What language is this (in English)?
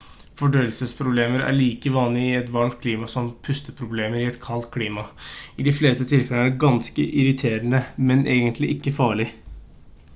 Norwegian Bokmål